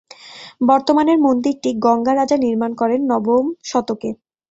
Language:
Bangla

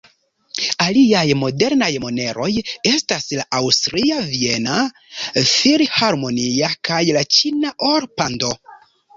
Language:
Esperanto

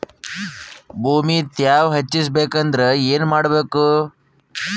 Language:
Kannada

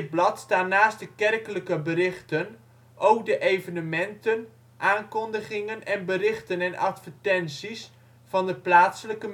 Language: Dutch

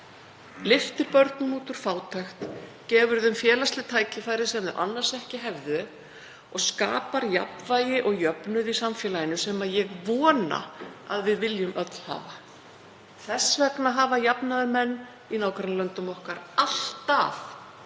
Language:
Icelandic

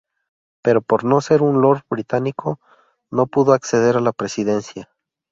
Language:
Spanish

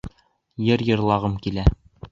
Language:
Bashkir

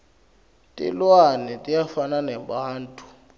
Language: Swati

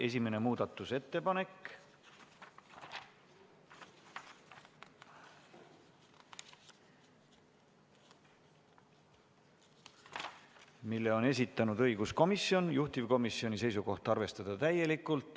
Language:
Estonian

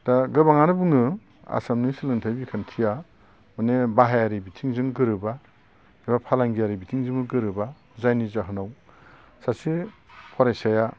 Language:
Bodo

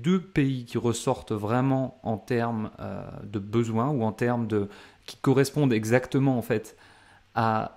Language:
French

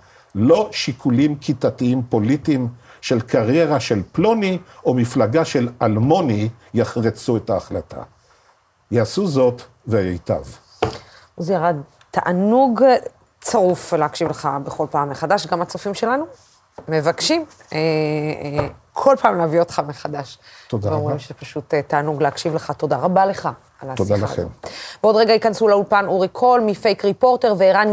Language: Hebrew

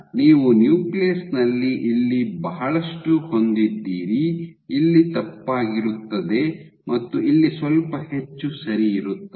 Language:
Kannada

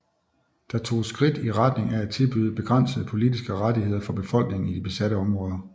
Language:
Danish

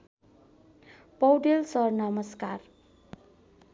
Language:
Nepali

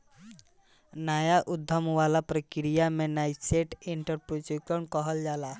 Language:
Bhojpuri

